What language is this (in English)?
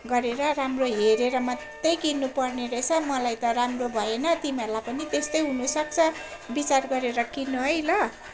Nepali